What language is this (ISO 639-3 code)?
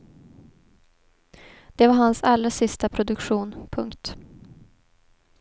swe